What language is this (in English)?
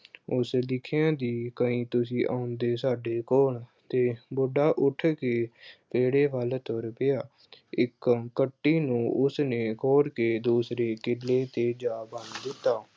Punjabi